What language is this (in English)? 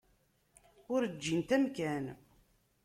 Kabyle